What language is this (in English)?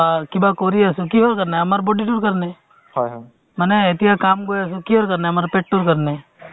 Assamese